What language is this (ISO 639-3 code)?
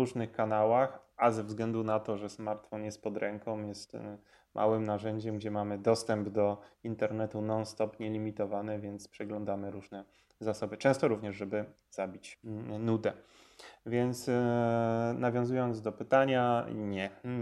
pol